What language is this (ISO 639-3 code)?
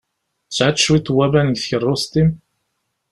kab